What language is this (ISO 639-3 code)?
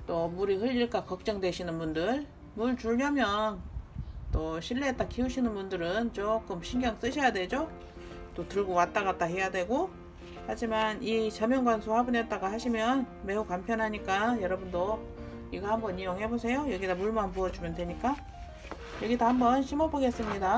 kor